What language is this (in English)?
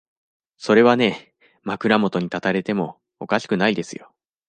Japanese